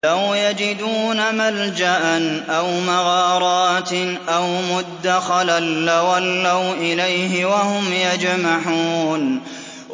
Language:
Arabic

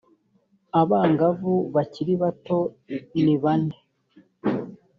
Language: Kinyarwanda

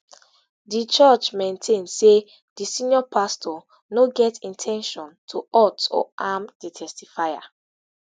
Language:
Nigerian Pidgin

